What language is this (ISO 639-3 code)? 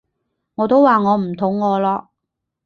yue